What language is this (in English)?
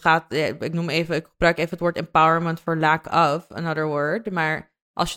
Dutch